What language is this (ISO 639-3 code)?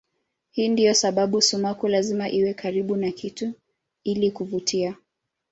swa